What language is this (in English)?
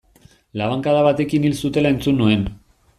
Basque